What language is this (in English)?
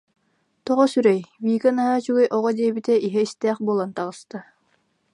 Yakut